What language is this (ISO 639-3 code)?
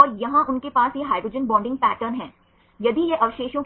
hin